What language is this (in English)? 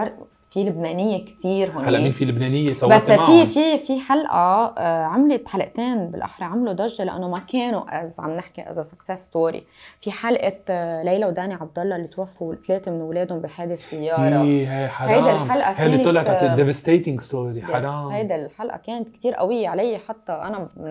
Arabic